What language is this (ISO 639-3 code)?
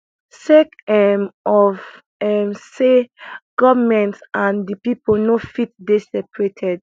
pcm